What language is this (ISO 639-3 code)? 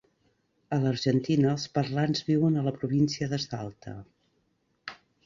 cat